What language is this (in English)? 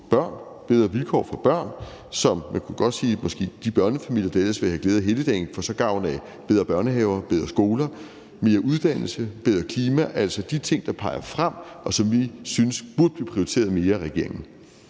Danish